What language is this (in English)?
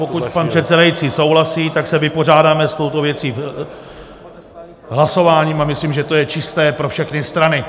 Czech